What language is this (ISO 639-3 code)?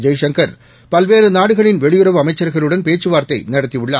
tam